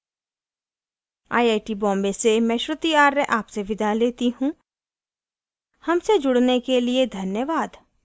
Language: Hindi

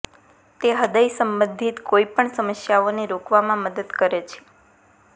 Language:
Gujarati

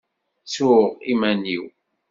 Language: Kabyle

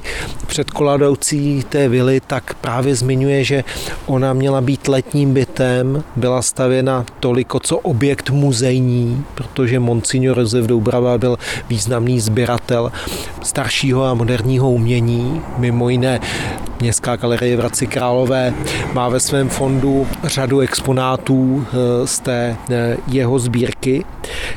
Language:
Czech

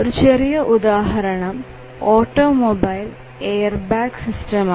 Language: Malayalam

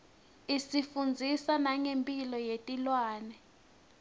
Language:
Swati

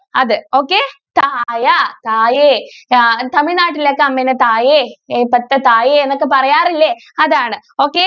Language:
Malayalam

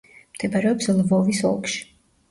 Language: Georgian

